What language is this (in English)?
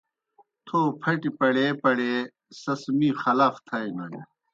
Kohistani Shina